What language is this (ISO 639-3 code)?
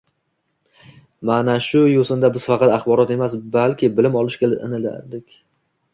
uzb